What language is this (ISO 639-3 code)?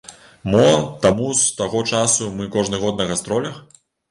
bel